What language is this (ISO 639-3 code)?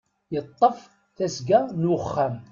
kab